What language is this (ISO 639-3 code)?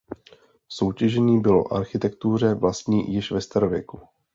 ces